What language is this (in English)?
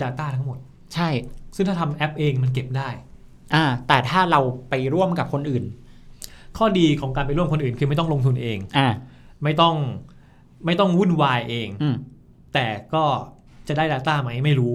Thai